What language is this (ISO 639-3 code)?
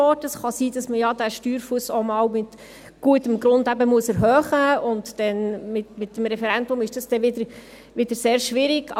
gsw